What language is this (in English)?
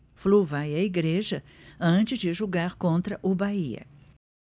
Portuguese